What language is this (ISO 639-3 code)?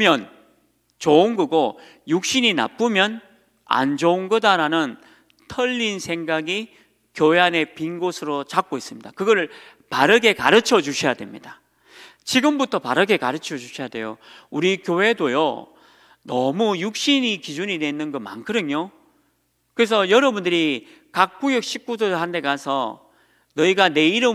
kor